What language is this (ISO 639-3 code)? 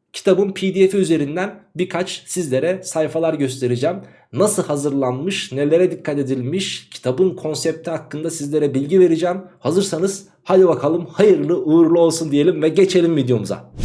tur